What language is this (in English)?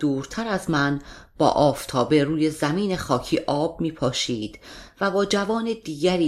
Persian